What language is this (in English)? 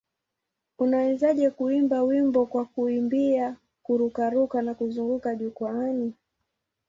Swahili